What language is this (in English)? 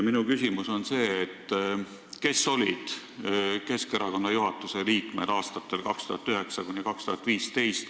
Estonian